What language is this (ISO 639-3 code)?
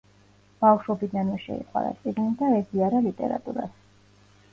kat